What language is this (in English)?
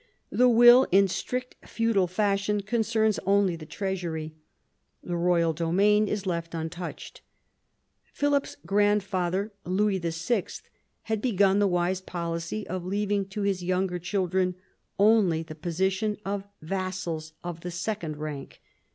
English